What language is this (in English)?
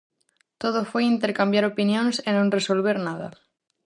Galician